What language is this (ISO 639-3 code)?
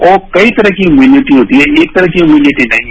hin